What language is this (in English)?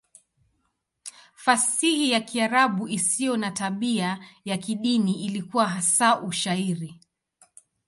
Swahili